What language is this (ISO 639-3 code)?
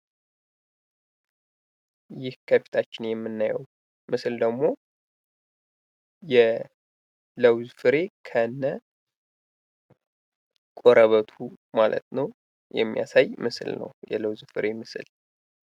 amh